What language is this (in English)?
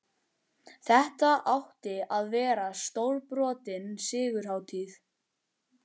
Icelandic